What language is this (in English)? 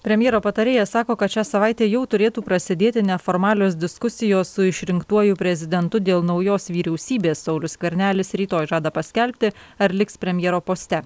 Lithuanian